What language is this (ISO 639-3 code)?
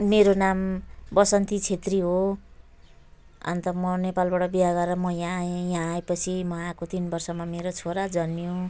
nep